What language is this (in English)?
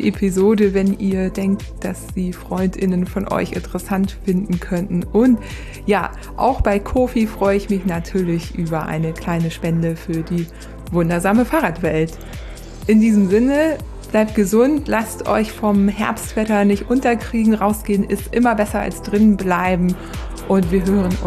German